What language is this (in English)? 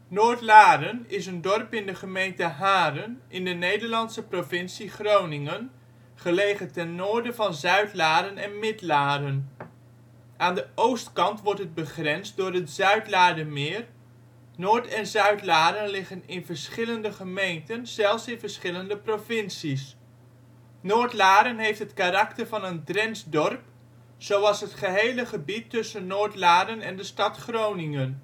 Dutch